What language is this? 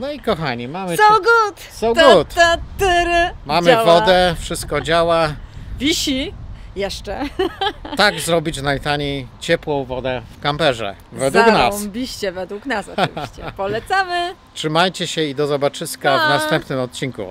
Polish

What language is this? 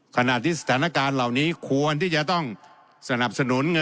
Thai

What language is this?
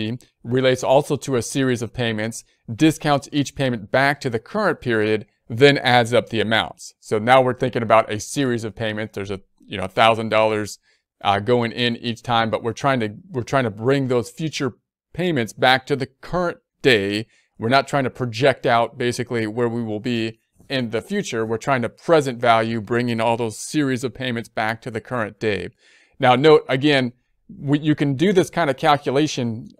English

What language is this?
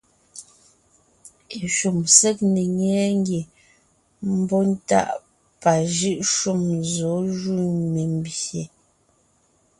Ngiemboon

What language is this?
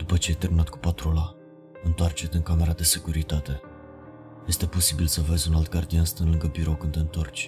Romanian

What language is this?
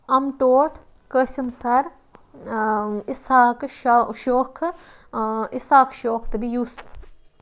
Kashmiri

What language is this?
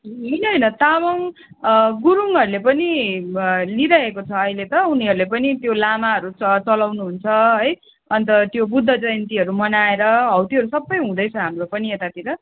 Nepali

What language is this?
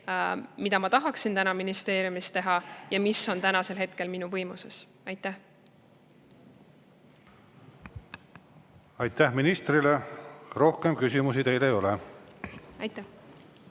Estonian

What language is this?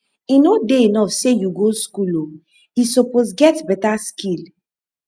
Nigerian Pidgin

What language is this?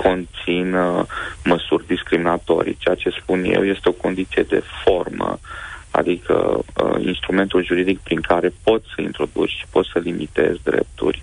Romanian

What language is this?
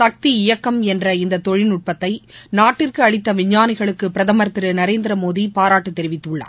Tamil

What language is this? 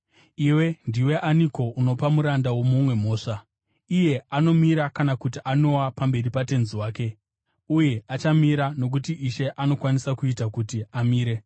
Shona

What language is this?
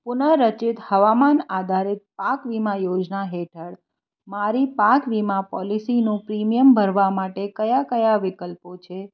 Gujarati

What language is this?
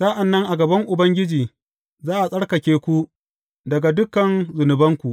Hausa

